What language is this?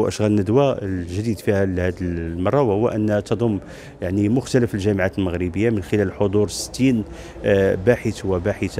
Arabic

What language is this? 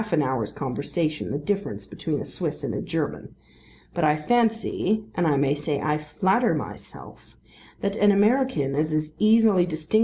English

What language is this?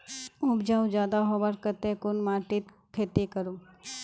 Magahi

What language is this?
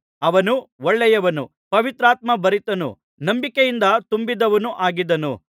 Kannada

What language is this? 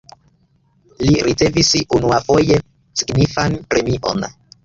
Esperanto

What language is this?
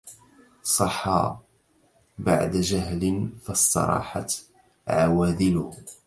Arabic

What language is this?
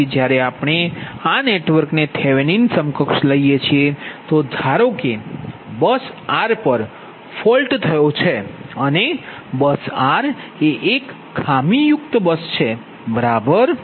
Gujarati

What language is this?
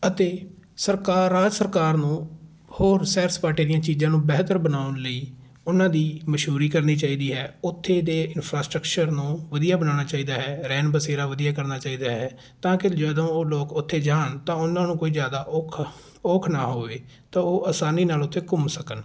Punjabi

